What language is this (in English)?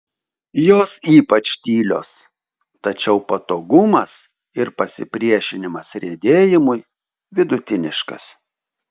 Lithuanian